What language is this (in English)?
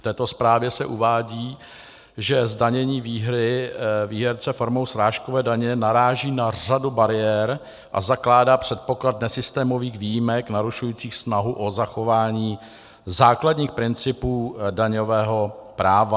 Czech